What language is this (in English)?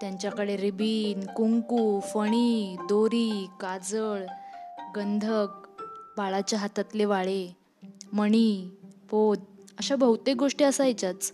Marathi